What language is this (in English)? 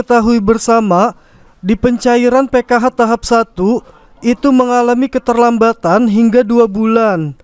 Indonesian